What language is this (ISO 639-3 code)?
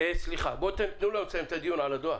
heb